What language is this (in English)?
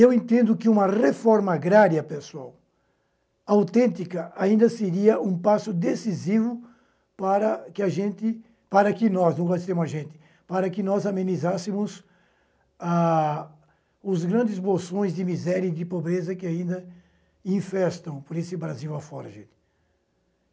Portuguese